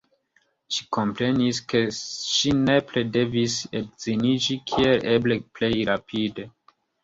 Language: Esperanto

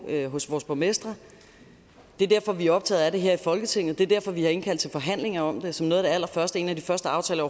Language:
Danish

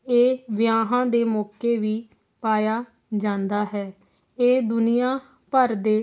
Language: Punjabi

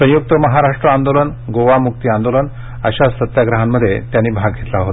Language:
Marathi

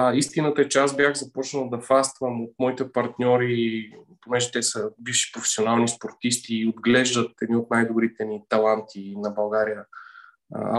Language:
Bulgarian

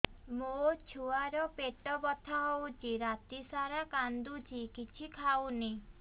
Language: Odia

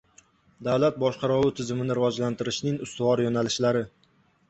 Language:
Uzbek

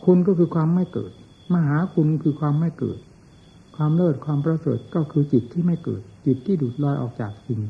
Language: Thai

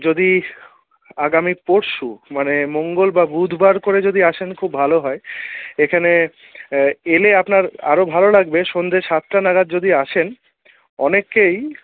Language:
Bangla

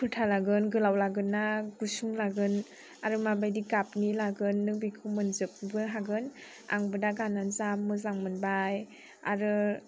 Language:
Bodo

